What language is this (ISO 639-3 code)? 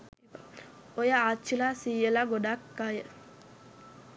sin